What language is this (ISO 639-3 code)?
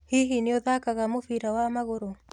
kik